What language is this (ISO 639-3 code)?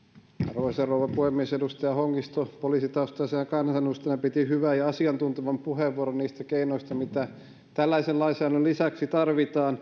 fin